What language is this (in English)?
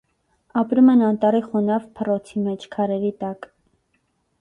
Armenian